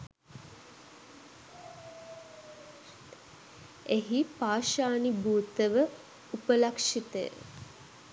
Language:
Sinhala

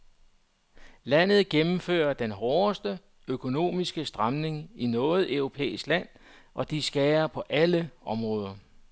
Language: Danish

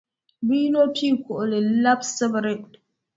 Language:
Dagbani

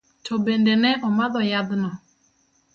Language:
Luo (Kenya and Tanzania)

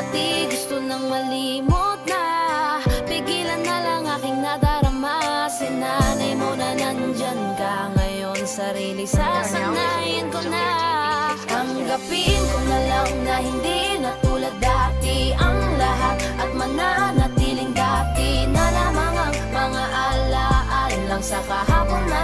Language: Indonesian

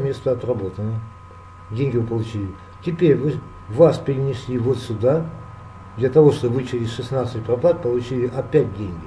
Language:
Russian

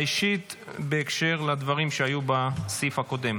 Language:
Hebrew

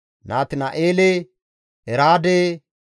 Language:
Gamo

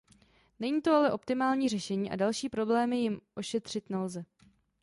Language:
Czech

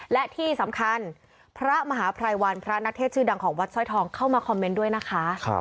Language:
Thai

